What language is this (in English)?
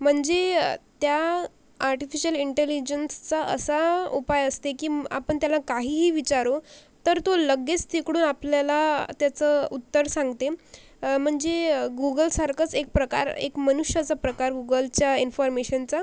Marathi